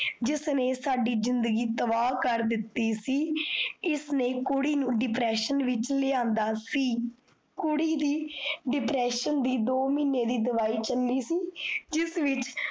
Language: Punjabi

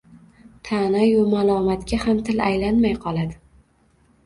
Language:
Uzbek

